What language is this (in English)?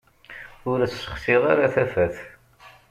Kabyle